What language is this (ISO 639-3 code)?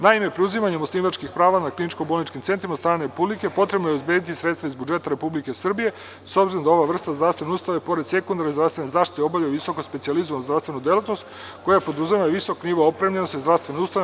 srp